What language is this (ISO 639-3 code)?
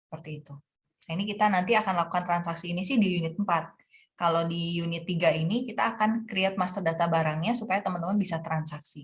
ind